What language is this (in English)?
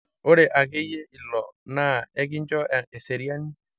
Masai